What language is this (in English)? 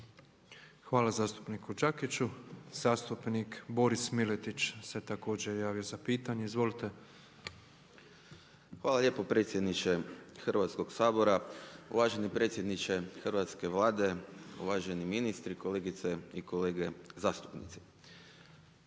Croatian